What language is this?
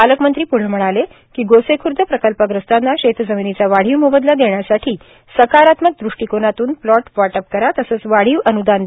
Marathi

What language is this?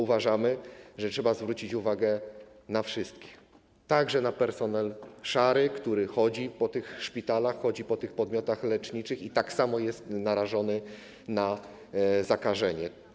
Polish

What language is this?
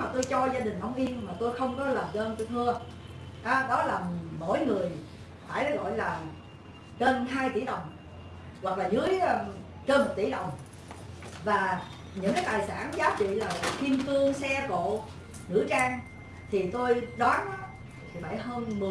Vietnamese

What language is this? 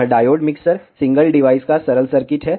Hindi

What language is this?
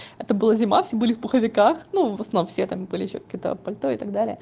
Russian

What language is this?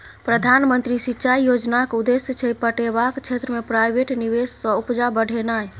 Maithili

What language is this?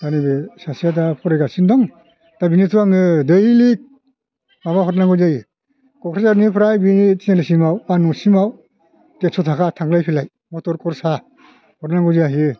Bodo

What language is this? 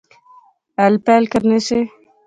Pahari-Potwari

